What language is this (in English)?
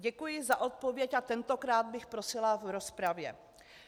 Czech